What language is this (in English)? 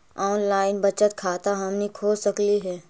Magahi